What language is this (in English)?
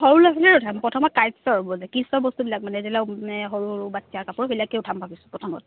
Assamese